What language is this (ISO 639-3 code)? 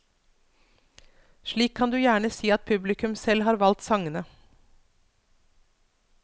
nor